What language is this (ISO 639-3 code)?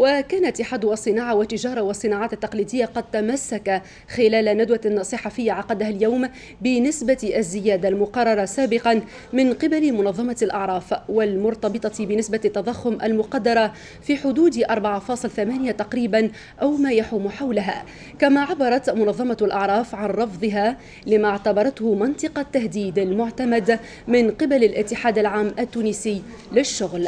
ara